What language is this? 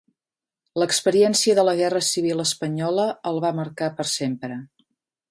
Catalan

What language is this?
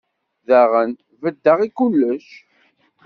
Kabyle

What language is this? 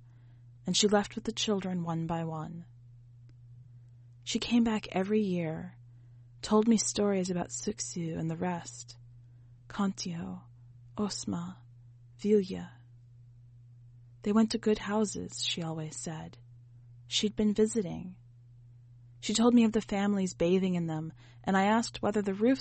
English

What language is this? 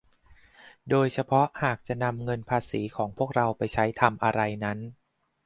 Thai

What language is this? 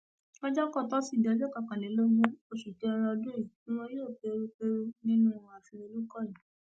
Yoruba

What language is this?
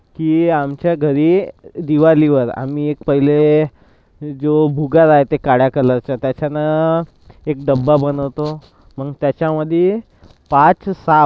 Marathi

